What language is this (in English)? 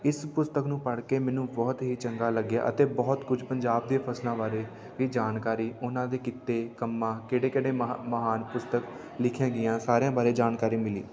Punjabi